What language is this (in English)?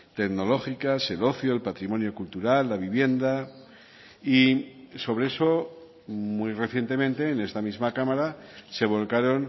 Spanish